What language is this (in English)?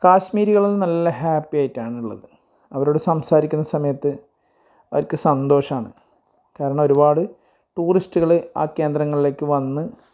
Malayalam